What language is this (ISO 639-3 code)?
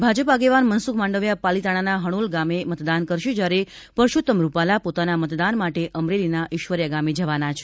guj